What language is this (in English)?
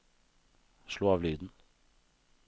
Norwegian